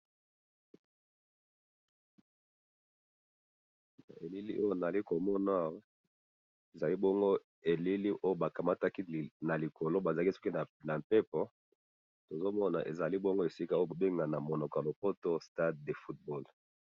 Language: Lingala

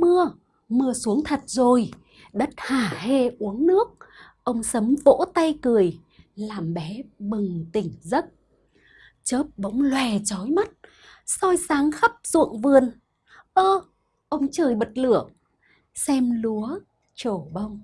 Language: Vietnamese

